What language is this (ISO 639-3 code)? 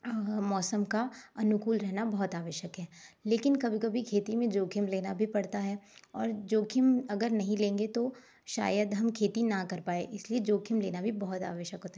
hin